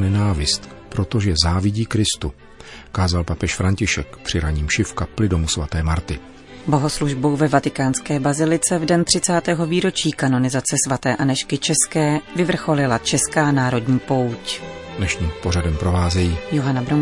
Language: Czech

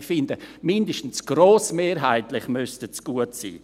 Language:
Swiss German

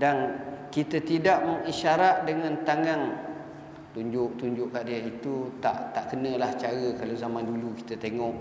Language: Malay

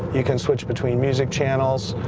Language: English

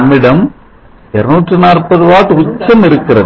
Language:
Tamil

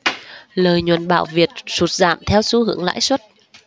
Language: Vietnamese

